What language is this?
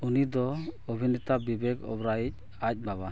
Santali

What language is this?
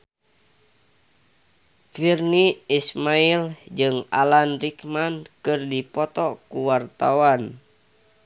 Sundanese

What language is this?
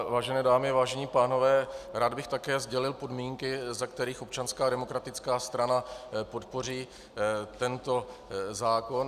Czech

